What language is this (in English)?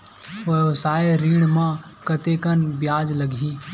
Chhattisgarhi